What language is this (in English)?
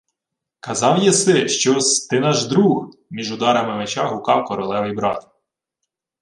Ukrainian